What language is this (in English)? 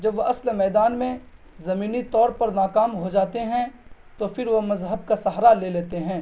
Urdu